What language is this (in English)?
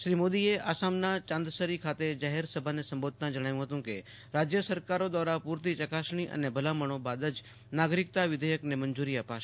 Gujarati